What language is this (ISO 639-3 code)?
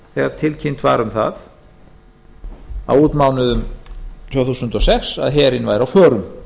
isl